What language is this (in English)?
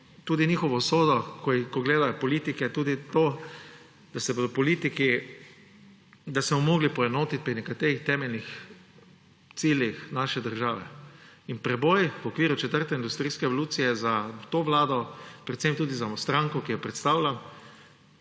Slovenian